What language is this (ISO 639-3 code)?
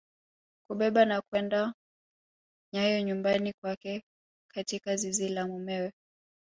swa